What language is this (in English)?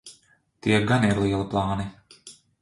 Latvian